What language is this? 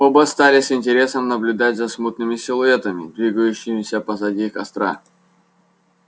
Russian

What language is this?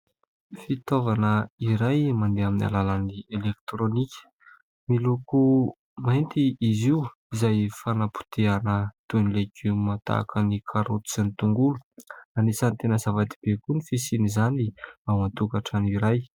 Malagasy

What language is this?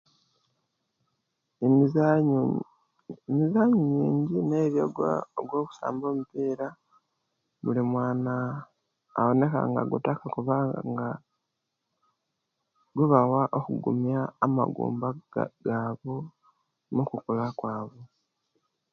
Kenyi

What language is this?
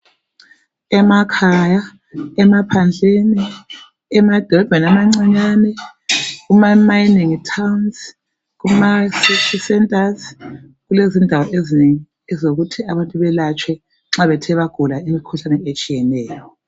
North Ndebele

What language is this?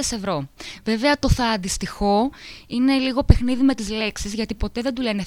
Greek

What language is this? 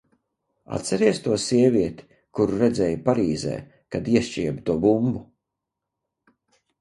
Latvian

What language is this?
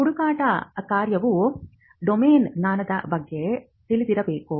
Kannada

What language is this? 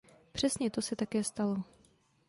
Czech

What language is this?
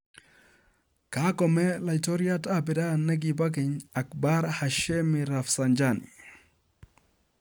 Kalenjin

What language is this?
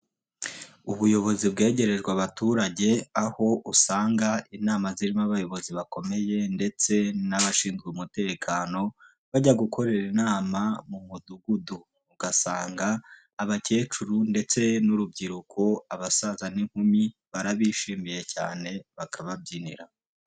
Kinyarwanda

